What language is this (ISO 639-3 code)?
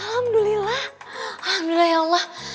ind